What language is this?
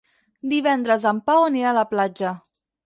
Catalan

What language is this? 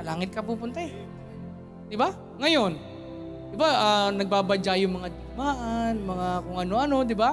Filipino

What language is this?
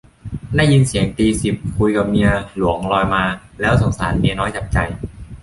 Thai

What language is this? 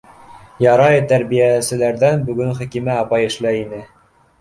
Bashkir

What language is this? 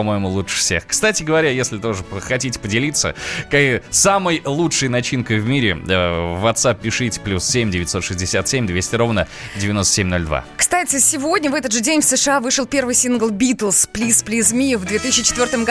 Russian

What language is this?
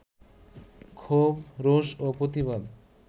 Bangla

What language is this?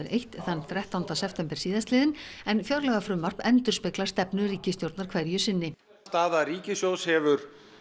Icelandic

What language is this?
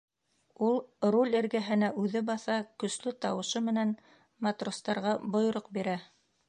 Bashkir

